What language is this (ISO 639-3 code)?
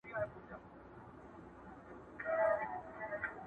pus